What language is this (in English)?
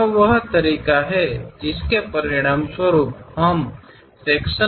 Kannada